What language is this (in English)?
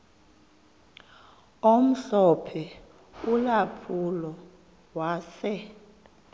Xhosa